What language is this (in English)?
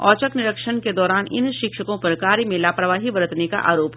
Hindi